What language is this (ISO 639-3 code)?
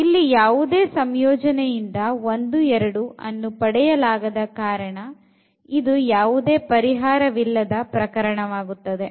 kan